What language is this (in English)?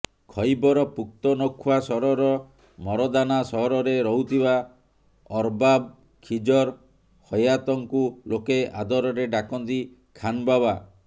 Odia